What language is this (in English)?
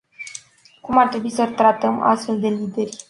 Romanian